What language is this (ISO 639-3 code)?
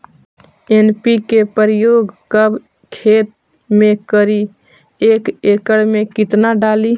mag